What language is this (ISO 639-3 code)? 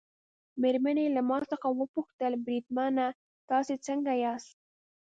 pus